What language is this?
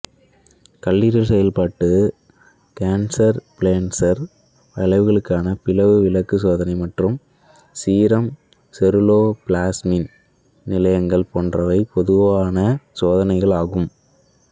Tamil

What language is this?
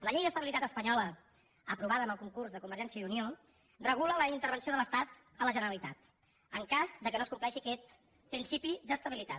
Catalan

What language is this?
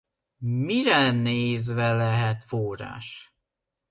Hungarian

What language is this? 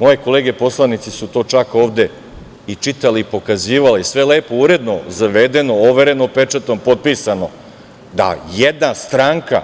Serbian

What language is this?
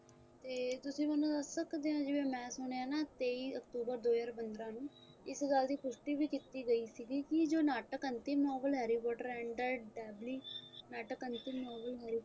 Punjabi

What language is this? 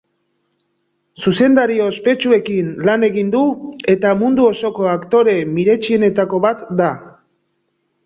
Basque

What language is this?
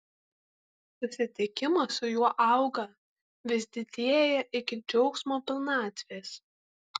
Lithuanian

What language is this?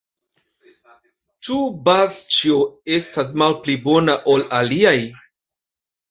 Esperanto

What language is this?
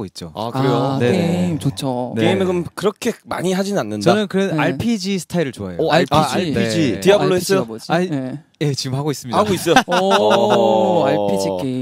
Korean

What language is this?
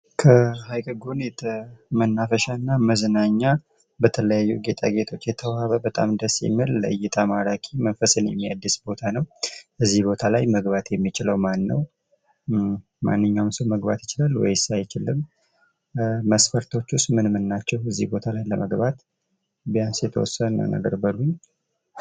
Amharic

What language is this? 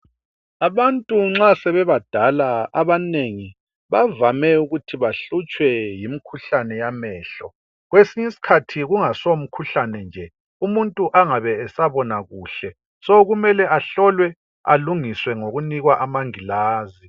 North Ndebele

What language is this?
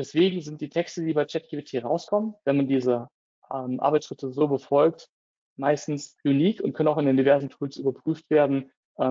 German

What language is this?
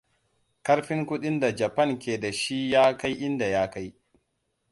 Hausa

